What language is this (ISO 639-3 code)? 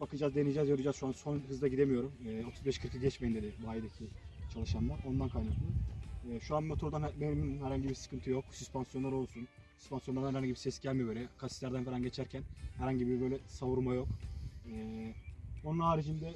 tur